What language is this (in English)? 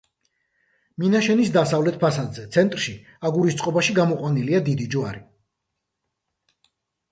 Georgian